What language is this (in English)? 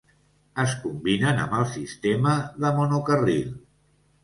Catalan